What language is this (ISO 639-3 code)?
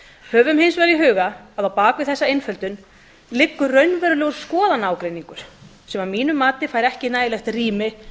isl